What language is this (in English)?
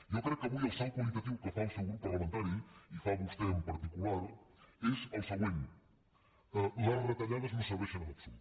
Catalan